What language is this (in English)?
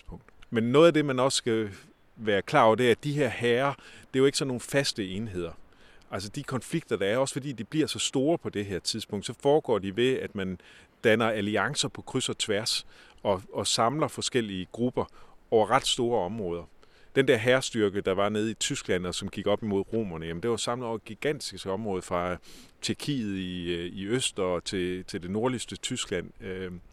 Danish